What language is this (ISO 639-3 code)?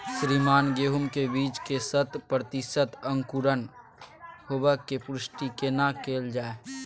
mai